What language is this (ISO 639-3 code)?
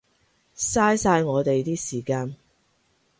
yue